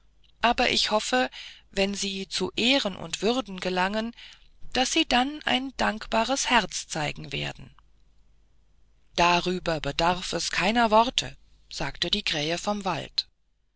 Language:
German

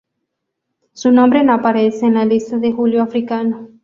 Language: Spanish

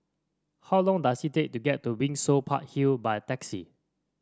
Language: English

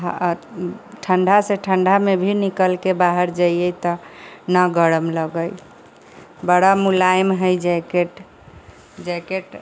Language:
Maithili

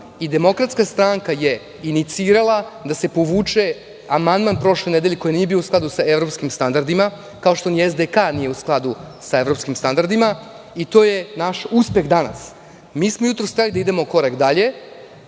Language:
Serbian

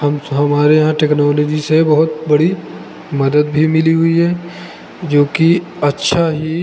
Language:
Hindi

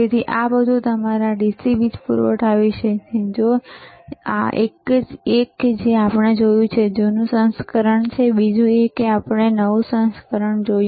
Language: Gujarati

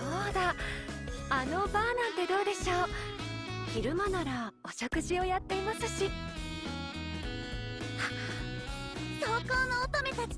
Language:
Japanese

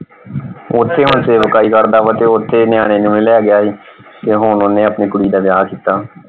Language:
Punjabi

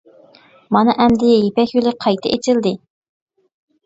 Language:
Uyghur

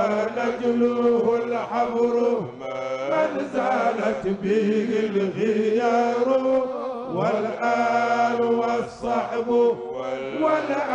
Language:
Arabic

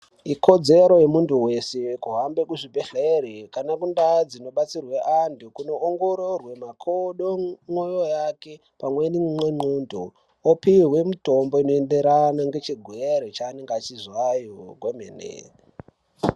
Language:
Ndau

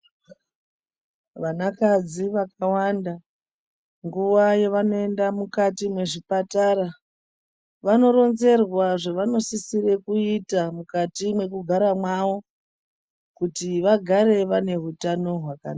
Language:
Ndau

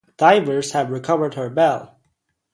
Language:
English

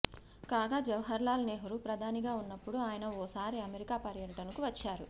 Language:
Telugu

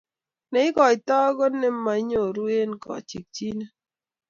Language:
Kalenjin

